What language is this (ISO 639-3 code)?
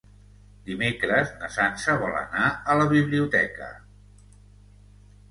cat